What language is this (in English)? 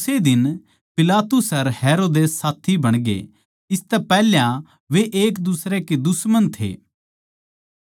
Haryanvi